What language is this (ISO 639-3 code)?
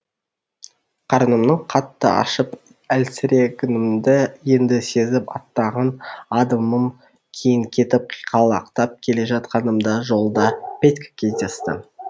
kaz